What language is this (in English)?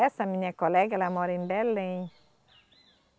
Portuguese